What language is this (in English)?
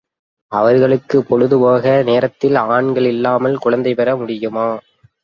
Tamil